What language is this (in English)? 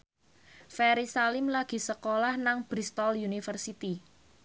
Javanese